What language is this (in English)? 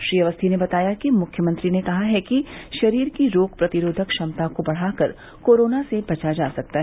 Hindi